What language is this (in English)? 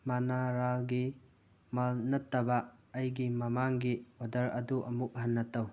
Manipuri